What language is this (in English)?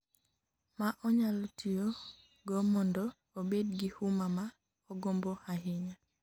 Luo (Kenya and Tanzania)